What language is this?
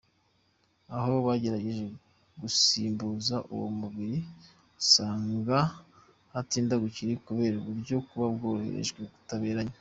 Kinyarwanda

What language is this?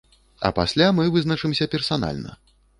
Belarusian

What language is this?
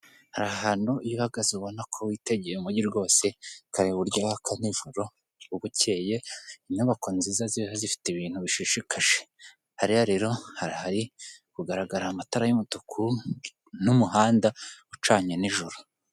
Kinyarwanda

